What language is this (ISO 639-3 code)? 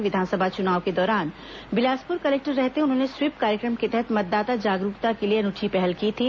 hin